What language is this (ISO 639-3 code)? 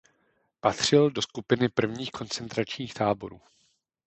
ces